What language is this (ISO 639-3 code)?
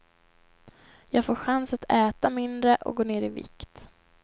swe